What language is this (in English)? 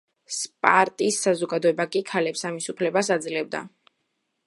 Georgian